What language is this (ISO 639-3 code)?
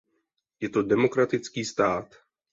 ces